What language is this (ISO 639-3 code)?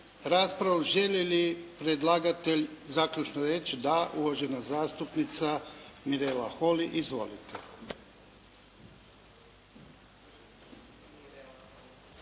hrv